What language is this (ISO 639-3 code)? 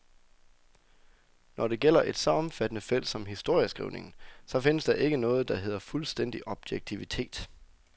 dan